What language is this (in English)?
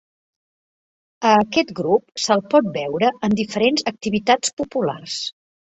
Catalan